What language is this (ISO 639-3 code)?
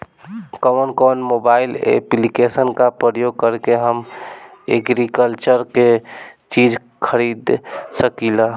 bho